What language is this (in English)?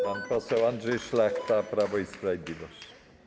Polish